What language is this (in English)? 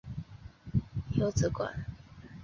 Chinese